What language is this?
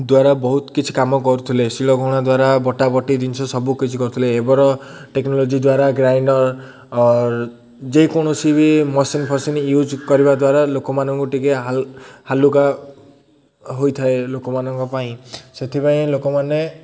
Odia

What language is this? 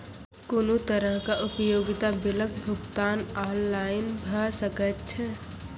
Maithili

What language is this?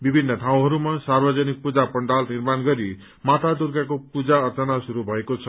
Nepali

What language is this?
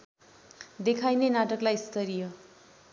Nepali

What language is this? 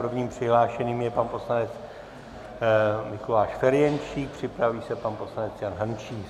Czech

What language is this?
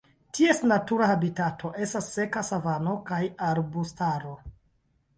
Esperanto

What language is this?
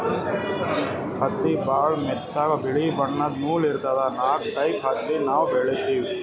Kannada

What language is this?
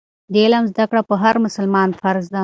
Pashto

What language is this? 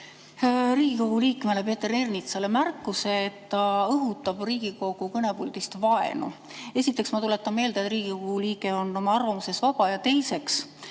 Estonian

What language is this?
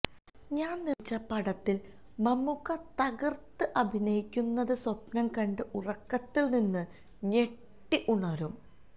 Malayalam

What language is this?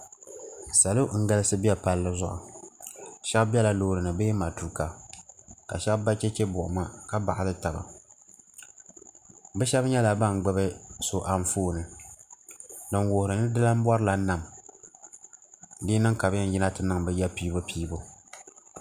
Dagbani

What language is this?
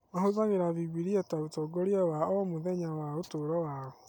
Kikuyu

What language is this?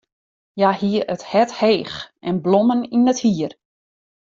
Western Frisian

